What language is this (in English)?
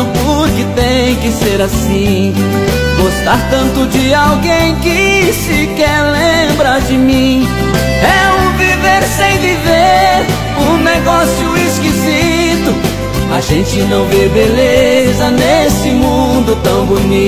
Portuguese